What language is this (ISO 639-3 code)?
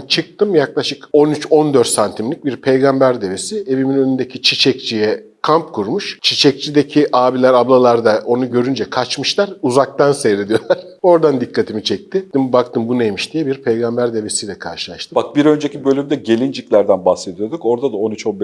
tur